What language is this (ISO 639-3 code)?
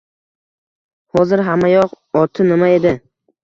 uzb